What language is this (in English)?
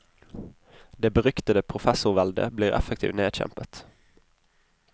Norwegian